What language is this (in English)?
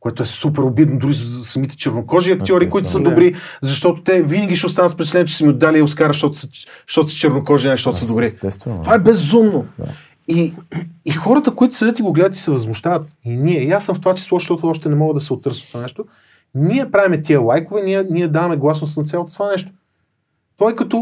Bulgarian